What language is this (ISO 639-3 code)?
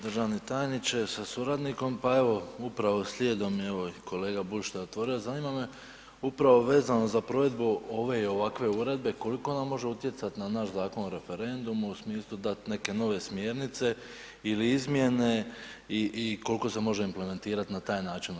hrv